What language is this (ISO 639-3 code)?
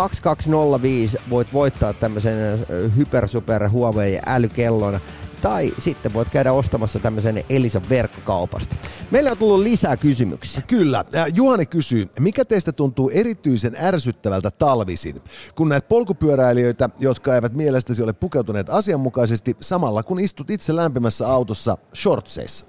fin